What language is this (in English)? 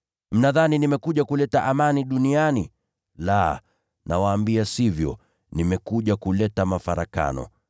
Swahili